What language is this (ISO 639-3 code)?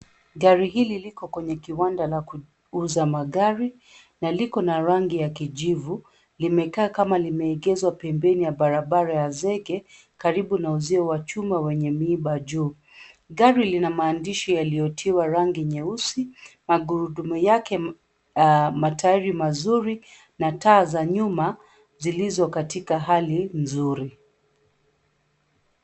swa